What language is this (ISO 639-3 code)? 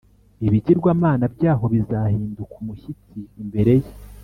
kin